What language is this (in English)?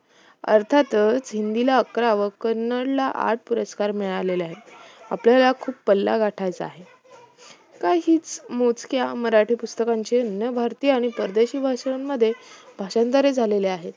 Marathi